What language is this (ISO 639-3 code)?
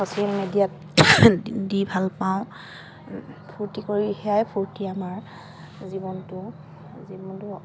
asm